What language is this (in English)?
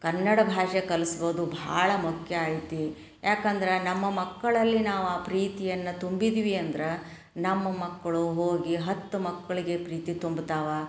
Kannada